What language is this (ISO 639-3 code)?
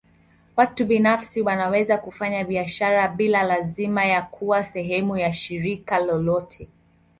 swa